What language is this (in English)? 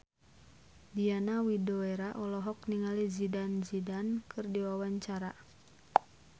Sundanese